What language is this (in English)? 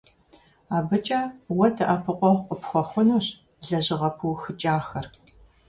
Kabardian